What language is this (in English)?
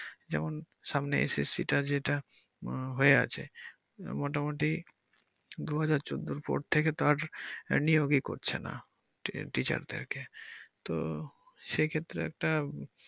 Bangla